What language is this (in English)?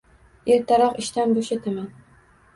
Uzbek